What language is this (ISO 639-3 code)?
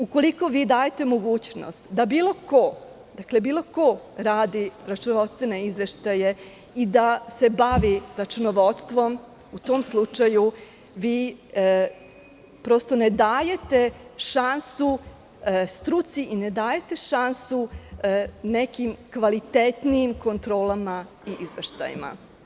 srp